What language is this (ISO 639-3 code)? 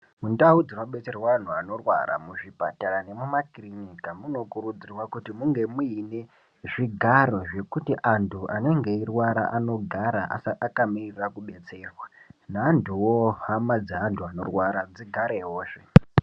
ndc